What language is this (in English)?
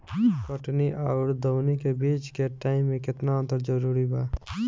Bhojpuri